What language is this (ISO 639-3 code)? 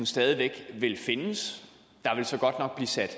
dan